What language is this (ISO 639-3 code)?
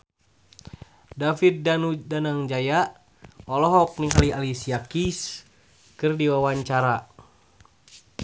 sun